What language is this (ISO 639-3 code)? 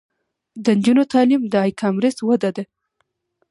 pus